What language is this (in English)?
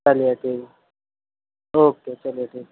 Urdu